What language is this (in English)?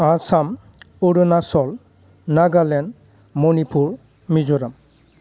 Bodo